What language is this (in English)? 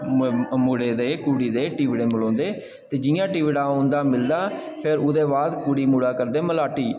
Dogri